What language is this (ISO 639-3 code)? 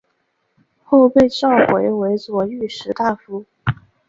zho